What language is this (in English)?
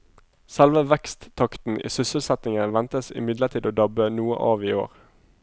Norwegian